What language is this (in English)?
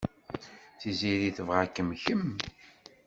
Kabyle